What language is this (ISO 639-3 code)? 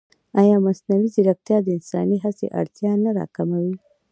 pus